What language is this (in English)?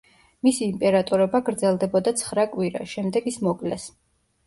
Georgian